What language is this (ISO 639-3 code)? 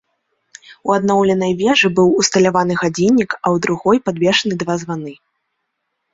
bel